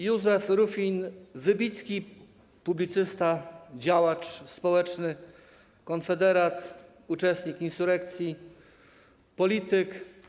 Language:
Polish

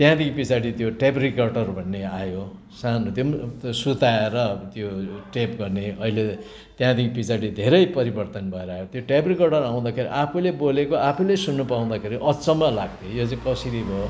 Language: Nepali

